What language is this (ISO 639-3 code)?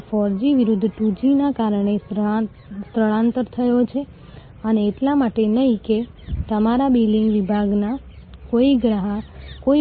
guj